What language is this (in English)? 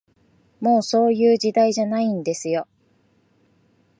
Japanese